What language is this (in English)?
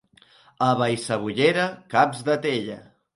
Catalan